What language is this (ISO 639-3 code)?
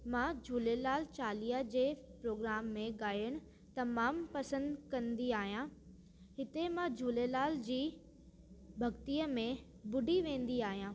snd